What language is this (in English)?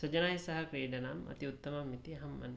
Sanskrit